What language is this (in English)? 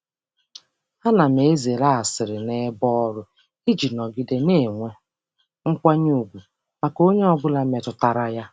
Igbo